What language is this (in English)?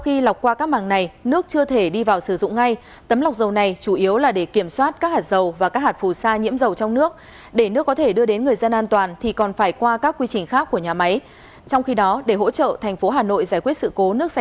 Vietnamese